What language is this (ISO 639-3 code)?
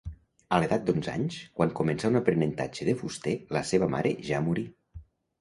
cat